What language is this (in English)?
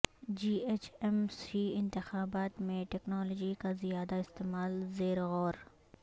Urdu